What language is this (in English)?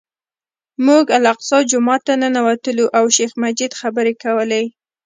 Pashto